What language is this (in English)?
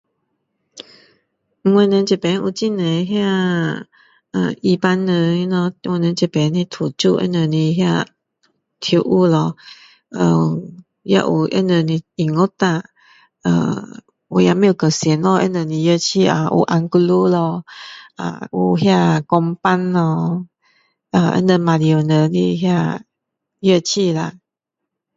Min Dong Chinese